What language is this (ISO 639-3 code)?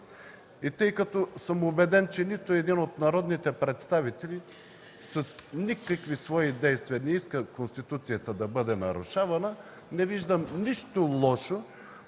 bul